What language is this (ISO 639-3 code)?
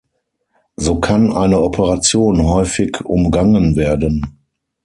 deu